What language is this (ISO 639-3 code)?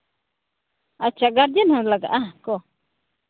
sat